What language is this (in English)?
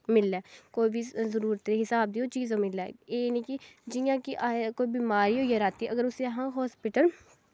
Dogri